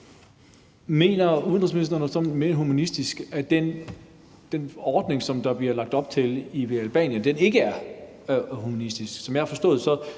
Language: Danish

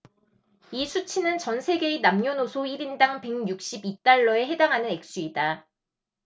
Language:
Korean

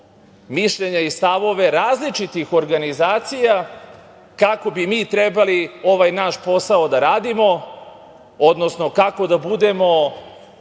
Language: Serbian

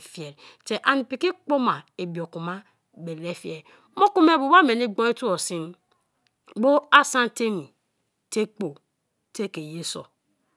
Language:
Kalabari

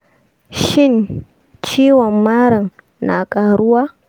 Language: Hausa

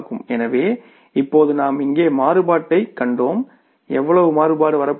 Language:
Tamil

